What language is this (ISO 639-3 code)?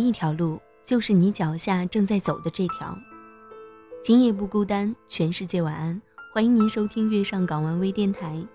zho